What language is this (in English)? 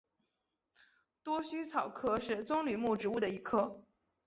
Chinese